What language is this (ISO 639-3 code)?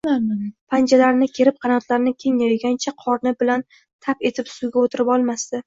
uzb